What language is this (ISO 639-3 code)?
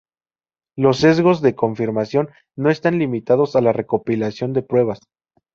spa